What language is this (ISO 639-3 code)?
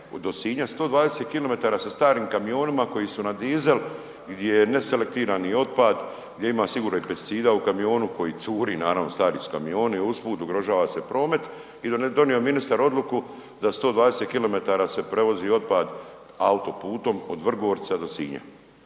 hrv